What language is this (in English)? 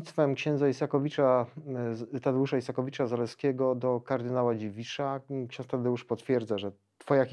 Polish